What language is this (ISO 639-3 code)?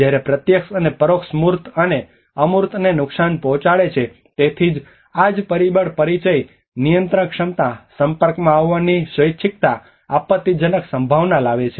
guj